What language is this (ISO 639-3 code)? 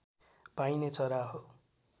nep